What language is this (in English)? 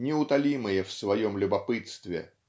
Russian